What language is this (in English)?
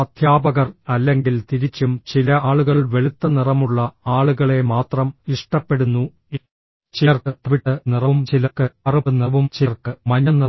Malayalam